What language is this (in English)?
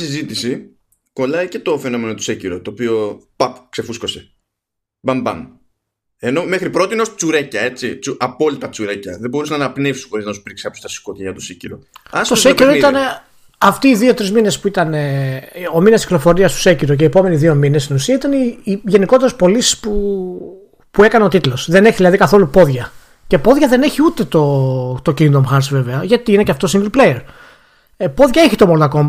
Greek